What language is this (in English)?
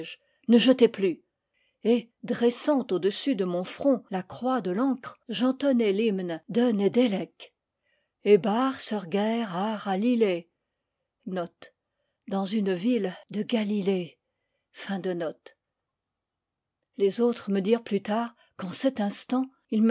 French